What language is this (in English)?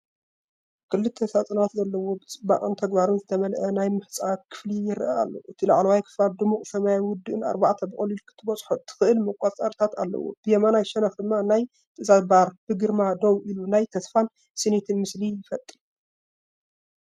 Tigrinya